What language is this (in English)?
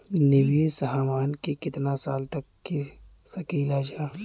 Bhojpuri